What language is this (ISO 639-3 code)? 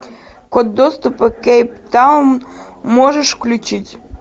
rus